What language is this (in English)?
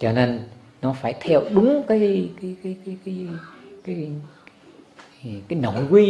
Vietnamese